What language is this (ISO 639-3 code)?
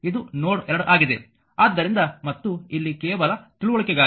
kan